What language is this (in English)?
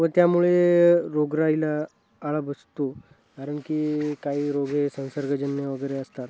Marathi